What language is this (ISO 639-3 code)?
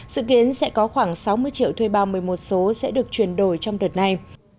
vie